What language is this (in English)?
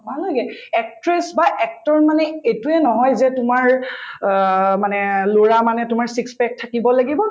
Assamese